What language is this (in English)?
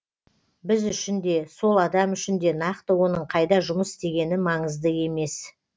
Kazakh